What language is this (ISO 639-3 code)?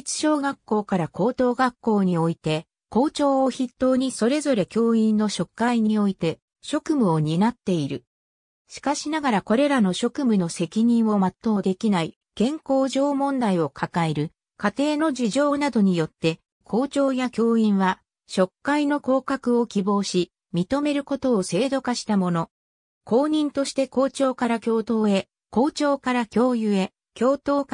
jpn